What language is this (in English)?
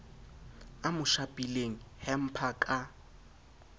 Southern Sotho